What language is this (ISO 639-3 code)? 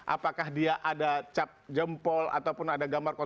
ind